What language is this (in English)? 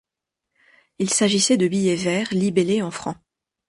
French